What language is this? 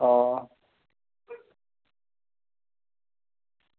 Dogri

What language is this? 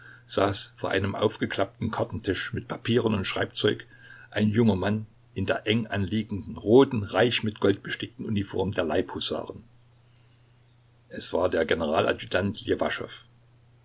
German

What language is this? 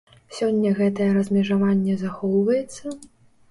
Belarusian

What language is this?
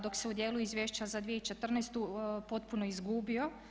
Croatian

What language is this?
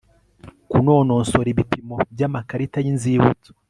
Kinyarwanda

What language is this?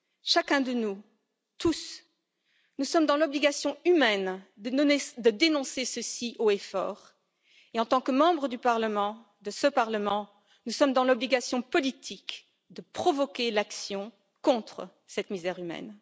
French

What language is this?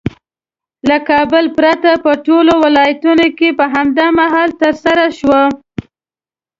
Pashto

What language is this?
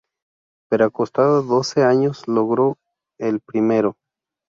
Spanish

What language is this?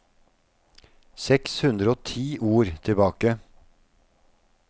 Norwegian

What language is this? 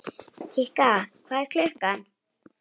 Icelandic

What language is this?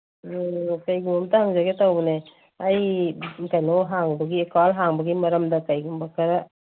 Manipuri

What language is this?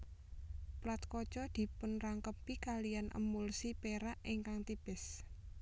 Javanese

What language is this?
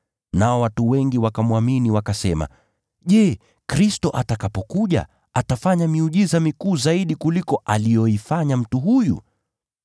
Swahili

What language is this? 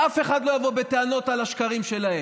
Hebrew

